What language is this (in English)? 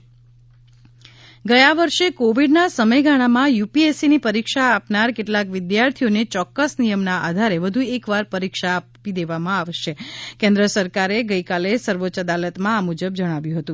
Gujarati